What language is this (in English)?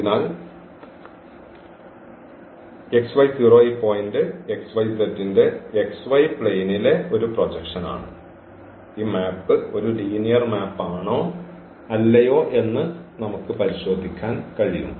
Malayalam